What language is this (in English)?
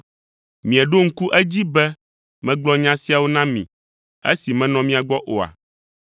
Ewe